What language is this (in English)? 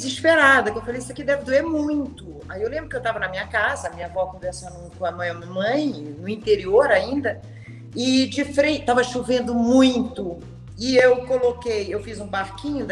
Portuguese